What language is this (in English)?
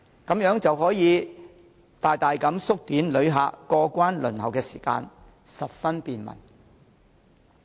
Cantonese